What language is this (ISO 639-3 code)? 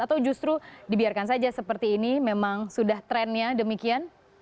ind